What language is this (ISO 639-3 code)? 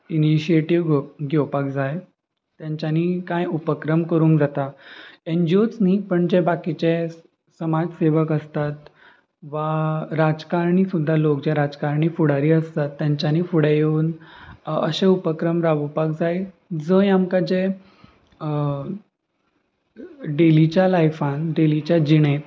kok